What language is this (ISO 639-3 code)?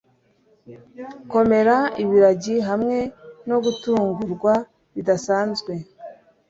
kin